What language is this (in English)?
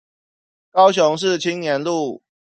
Chinese